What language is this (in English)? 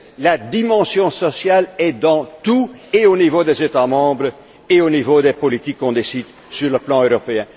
French